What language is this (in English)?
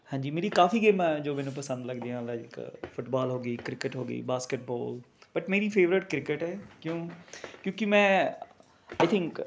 Punjabi